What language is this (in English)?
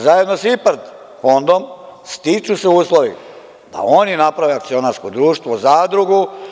Serbian